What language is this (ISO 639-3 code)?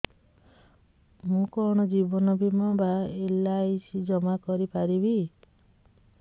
ori